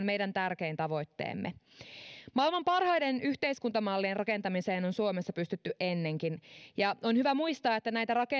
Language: Finnish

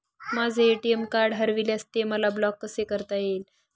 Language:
Marathi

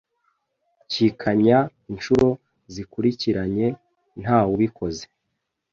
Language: Kinyarwanda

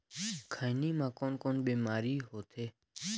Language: Chhattisgarhi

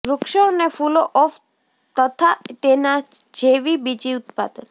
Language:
Gujarati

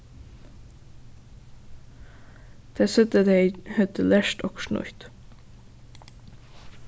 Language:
Faroese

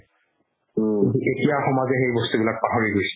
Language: Assamese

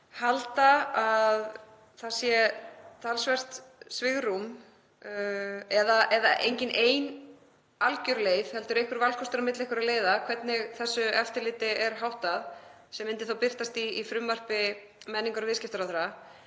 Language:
Icelandic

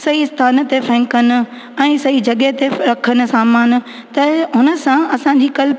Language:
Sindhi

